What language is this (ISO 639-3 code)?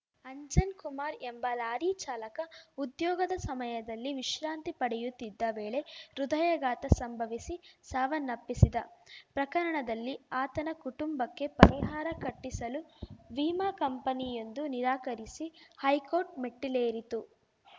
kan